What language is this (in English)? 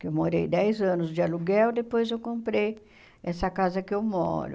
Portuguese